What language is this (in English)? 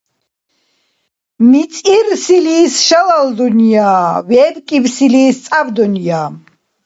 Dargwa